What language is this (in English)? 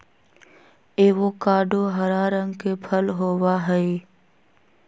Magahi